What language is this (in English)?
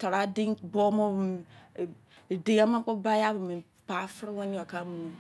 Izon